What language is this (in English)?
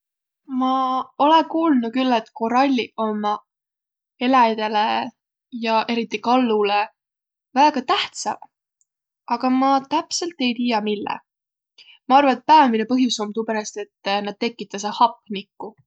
Võro